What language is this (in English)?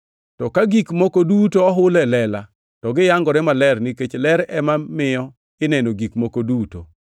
Luo (Kenya and Tanzania)